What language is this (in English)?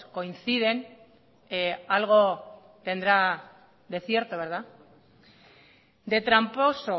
Spanish